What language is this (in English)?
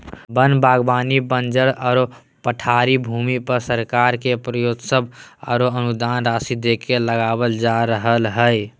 Magahi